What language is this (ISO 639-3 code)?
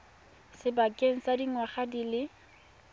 tsn